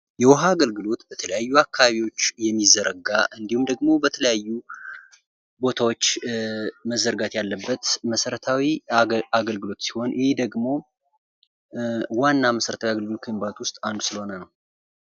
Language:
Amharic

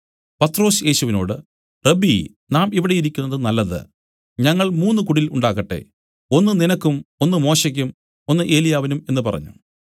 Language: Malayalam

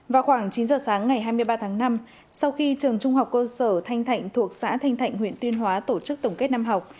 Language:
Vietnamese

